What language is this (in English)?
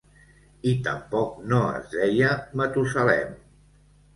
Catalan